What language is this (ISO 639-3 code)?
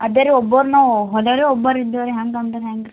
kan